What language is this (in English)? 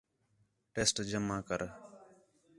Khetrani